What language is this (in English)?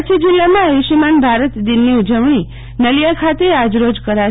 Gujarati